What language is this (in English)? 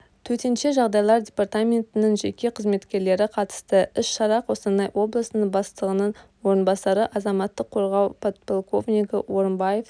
Kazakh